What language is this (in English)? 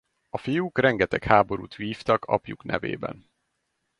Hungarian